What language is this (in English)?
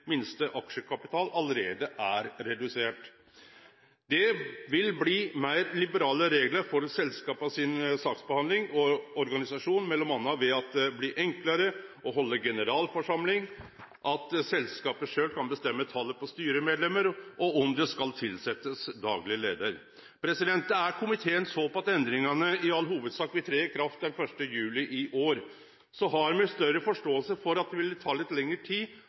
Norwegian Nynorsk